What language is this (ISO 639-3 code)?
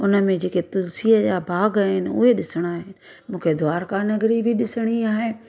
snd